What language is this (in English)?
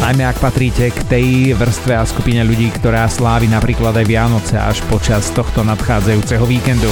Slovak